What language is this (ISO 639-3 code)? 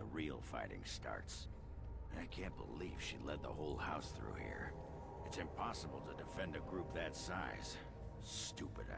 eng